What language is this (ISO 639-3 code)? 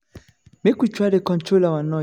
pcm